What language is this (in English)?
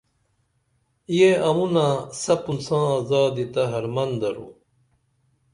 Dameli